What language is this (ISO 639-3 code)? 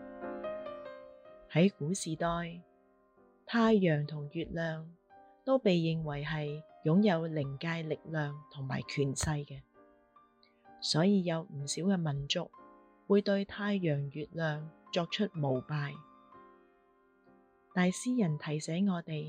zho